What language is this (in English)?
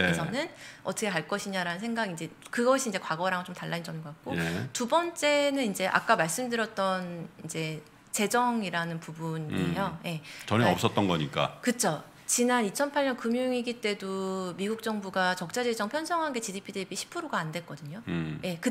Korean